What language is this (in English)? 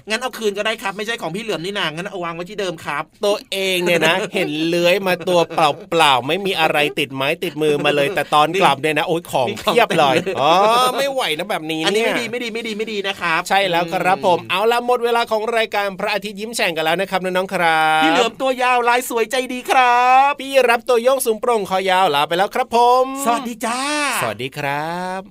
Thai